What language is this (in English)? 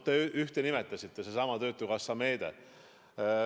Estonian